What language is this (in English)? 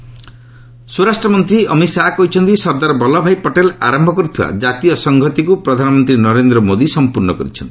Odia